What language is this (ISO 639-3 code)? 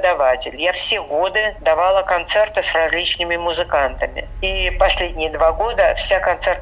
rus